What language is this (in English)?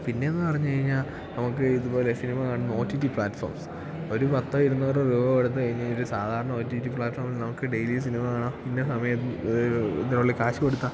Malayalam